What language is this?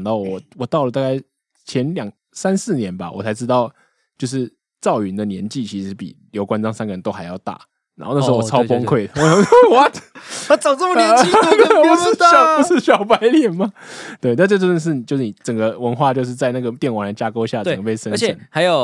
Chinese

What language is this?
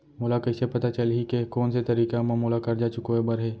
Chhattisgarhi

